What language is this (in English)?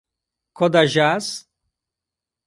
Portuguese